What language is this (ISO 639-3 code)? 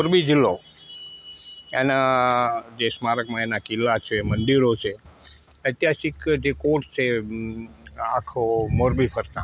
guj